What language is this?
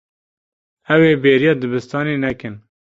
Kurdish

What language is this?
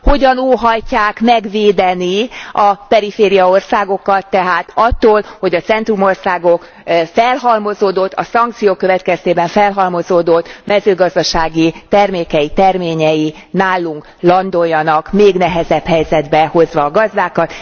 Hungarian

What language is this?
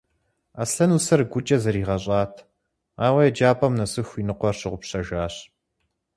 Kabardian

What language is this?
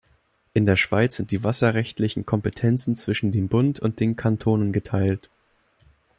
German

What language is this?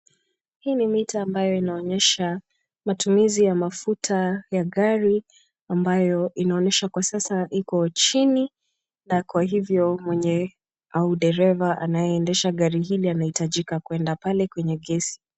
Swahili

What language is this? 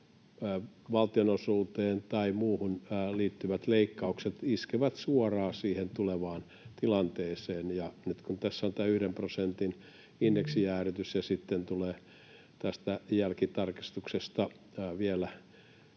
Finnish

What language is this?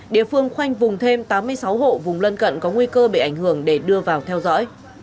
Vietnamese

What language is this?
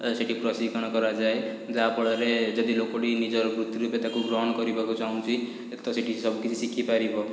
Odia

